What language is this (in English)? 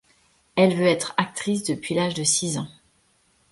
French